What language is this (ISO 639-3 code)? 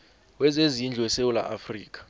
nbl